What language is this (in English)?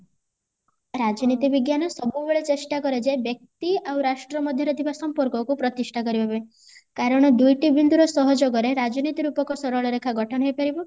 Odia